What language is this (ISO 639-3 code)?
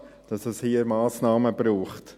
gsw